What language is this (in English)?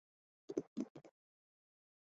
Chinese